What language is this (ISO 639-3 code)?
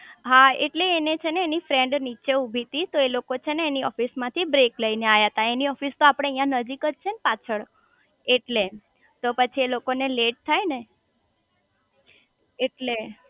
guj